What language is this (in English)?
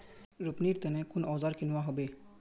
Magahi